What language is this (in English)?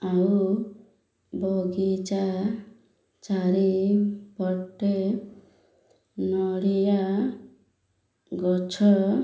Odia